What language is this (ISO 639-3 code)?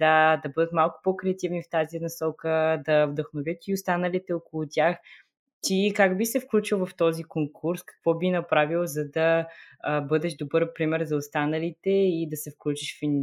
bul